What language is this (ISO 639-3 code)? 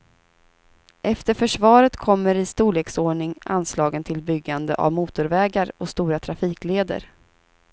swe